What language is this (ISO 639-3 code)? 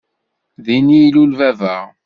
kab